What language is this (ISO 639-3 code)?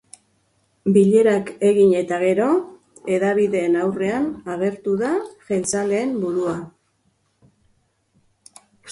eus